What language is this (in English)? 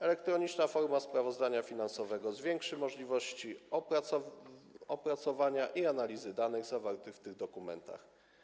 Polish